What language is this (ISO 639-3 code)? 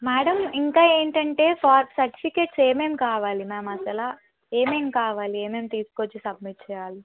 tel